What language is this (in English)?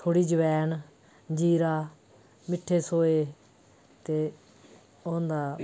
Dogri